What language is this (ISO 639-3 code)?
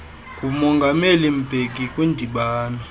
xho